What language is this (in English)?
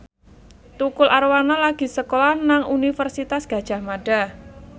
Javanese